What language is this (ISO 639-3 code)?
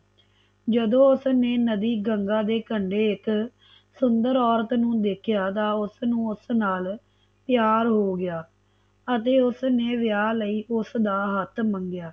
pan